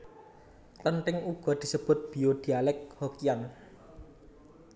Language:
Javanese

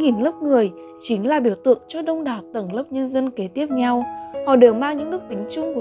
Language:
Vietnamese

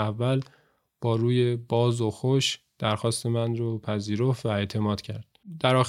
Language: Persian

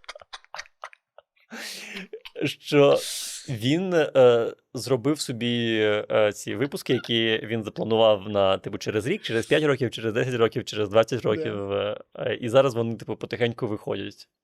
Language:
Ukrainian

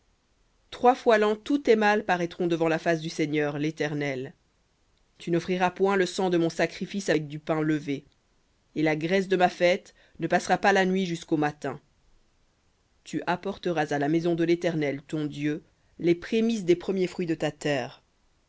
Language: French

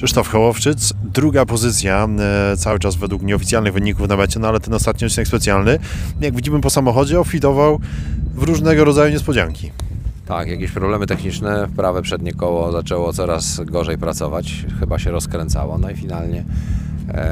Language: Polish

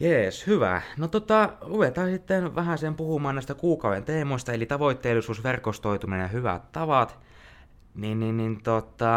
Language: Finnish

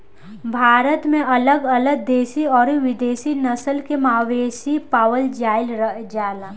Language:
Bhojpuri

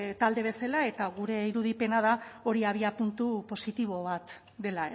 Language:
Basque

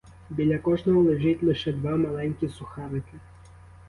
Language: Ukrainian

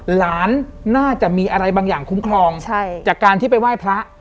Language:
Thai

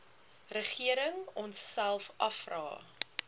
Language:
Afrikaans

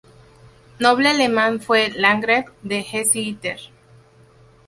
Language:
Spanish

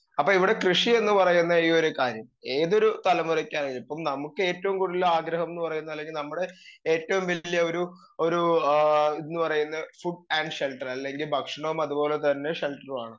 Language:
Malayalam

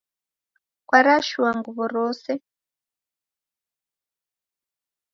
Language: Taita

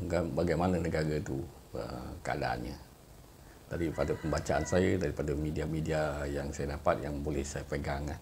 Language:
Malay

